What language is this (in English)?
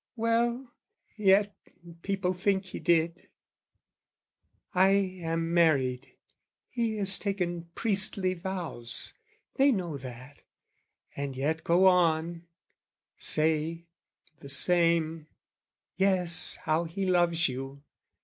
English